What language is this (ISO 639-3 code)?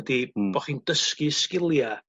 cym